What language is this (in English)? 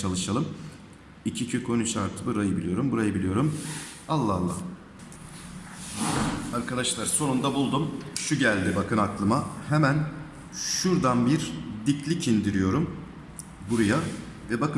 Turkish